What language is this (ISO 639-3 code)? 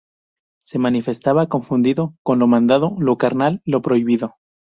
spa